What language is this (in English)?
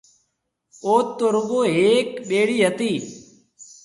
Marwari (Pakistan)